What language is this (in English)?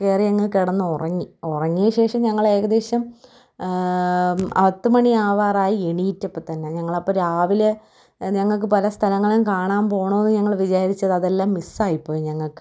Malayalam